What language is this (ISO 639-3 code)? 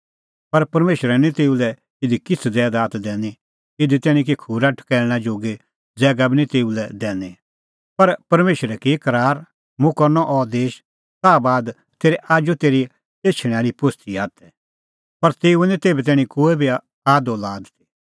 kfx